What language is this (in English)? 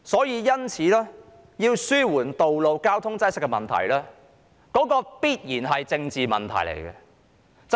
Cantonese